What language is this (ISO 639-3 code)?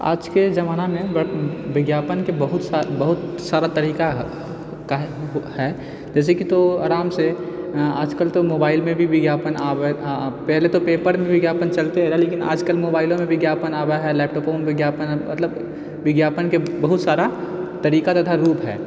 mai